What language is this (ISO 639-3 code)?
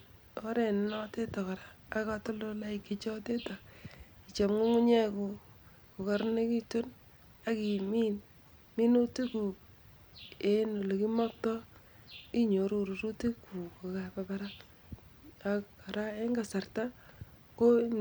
kln